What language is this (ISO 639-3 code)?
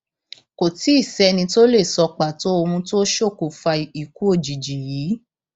yor